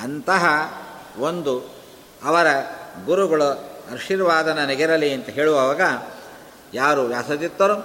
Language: Kannada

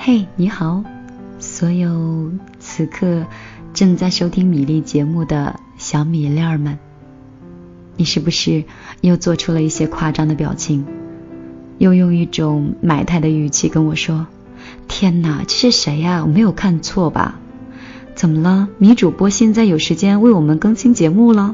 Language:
Chinese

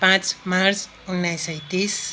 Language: Nepali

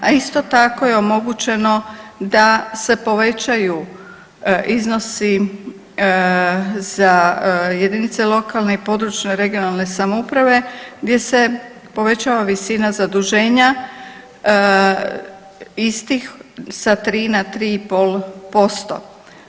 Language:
Croatian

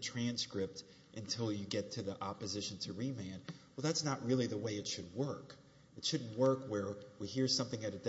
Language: English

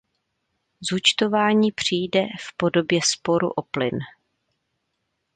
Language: Czech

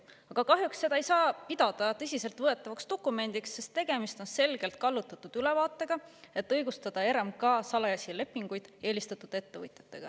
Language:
Estonian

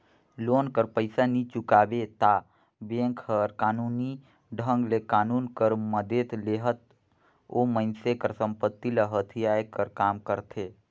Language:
Chhattisgarhi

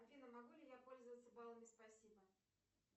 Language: Russian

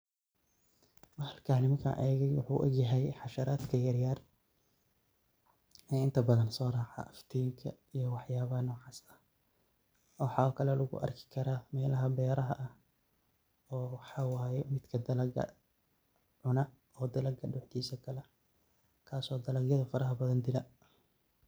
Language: Somali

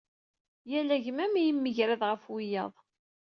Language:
Kabyle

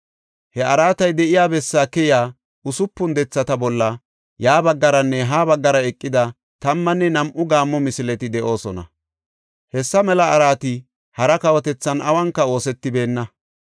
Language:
Gofa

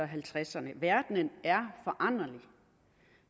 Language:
Danish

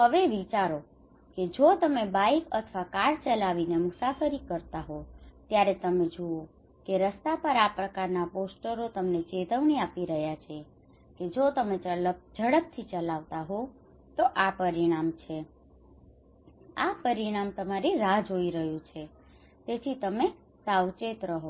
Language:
Gujarati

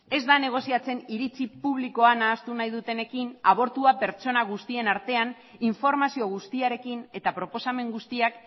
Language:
Basque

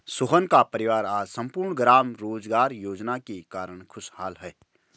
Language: Hindi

